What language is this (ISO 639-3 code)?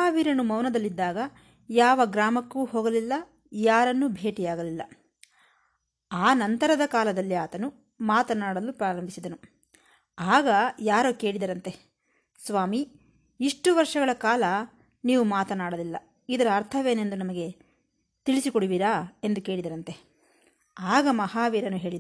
kan